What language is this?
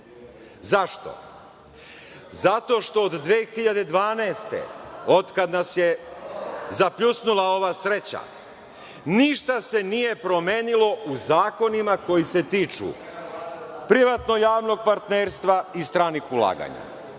Serbian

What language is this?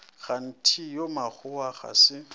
Northern Sotho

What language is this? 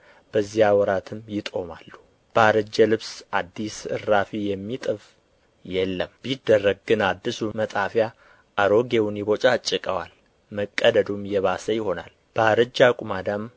Amharic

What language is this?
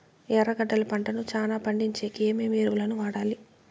Telugu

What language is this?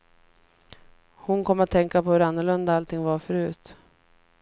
Swedish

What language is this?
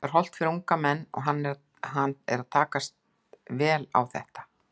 Icelandic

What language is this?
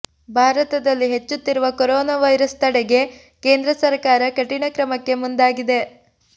Kannada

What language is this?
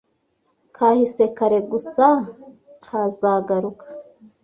Kinyarwanda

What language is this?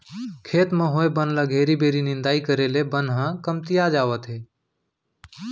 Chhattisgarhi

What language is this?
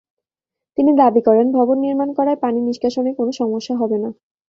Bangla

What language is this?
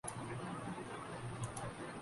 Urdu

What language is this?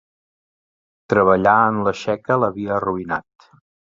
Catalan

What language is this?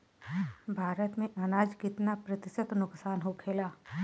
Bhojpuri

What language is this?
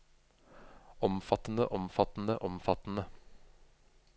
Norwegian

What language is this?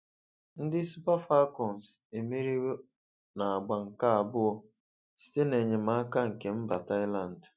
Igbo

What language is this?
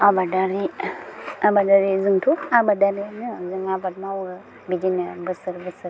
Bodo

